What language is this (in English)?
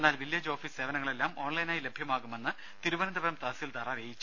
Malayalam